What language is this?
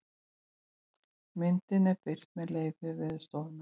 Icelandic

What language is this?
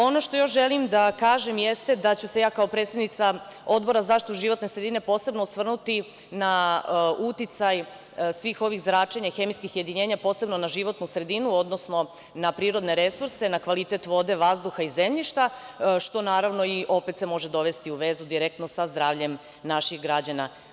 Serbian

